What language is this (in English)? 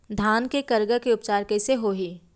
Chhattisgarhi